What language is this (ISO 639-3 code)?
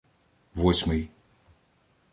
ukr